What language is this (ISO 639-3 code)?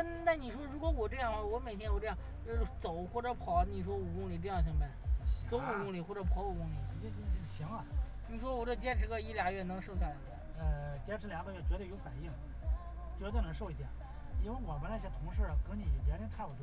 zho